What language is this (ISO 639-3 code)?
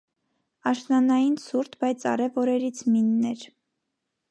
hye